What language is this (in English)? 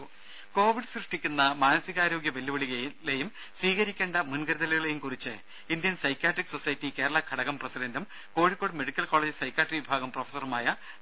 Malayalam